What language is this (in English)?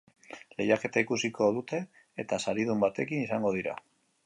Basque